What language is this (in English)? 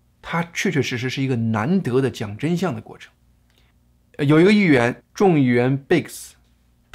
Chinese